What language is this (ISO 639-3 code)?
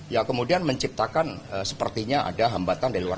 ind